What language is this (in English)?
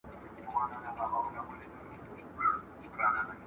Pashto